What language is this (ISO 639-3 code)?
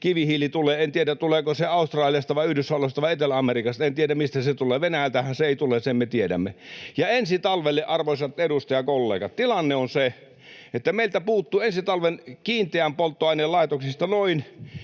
fin